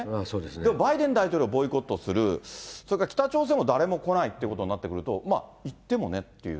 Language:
Japanese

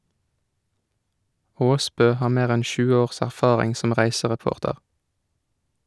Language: Norwegian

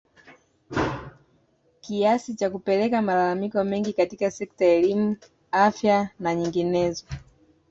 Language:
Swahili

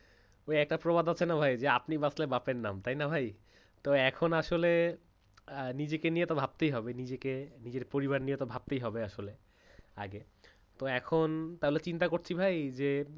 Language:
Bangla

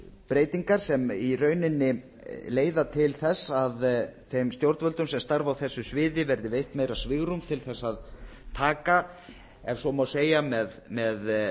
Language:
Icelandic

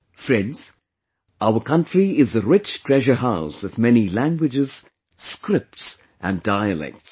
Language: English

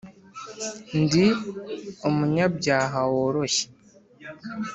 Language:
Kinyarwanda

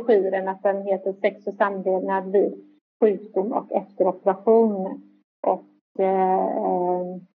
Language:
Swedish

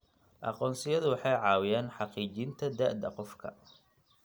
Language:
Somali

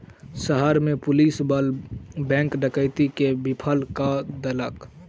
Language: Maithili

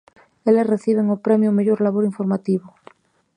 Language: Galician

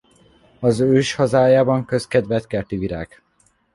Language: Hungarian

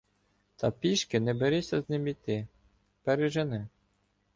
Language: Ukrainian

